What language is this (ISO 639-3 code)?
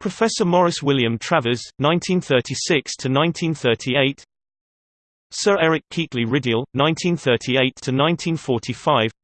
eng